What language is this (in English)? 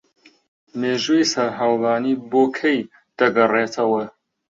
Central Kurdish